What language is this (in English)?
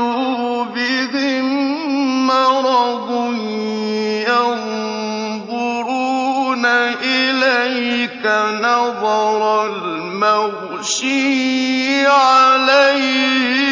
Arabic